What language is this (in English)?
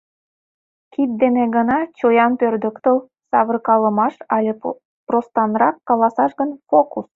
Mari